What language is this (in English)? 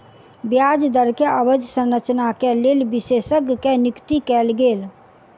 Maithili